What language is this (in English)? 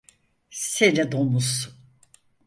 Turkish